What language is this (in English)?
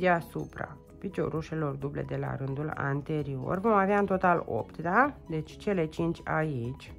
Romanian